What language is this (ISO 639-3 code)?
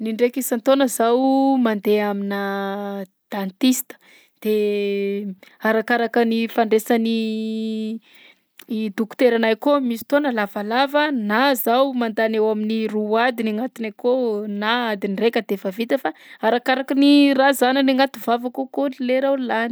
bzc